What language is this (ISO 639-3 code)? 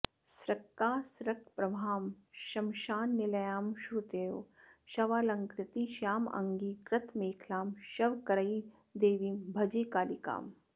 san